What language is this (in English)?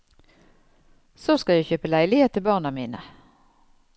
Norwegian